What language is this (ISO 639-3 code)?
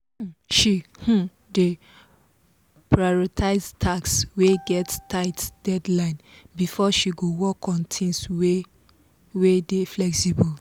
pcm